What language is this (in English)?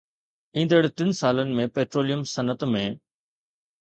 Sindhi